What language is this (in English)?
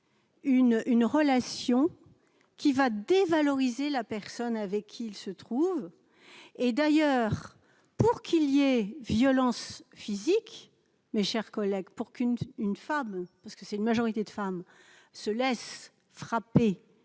French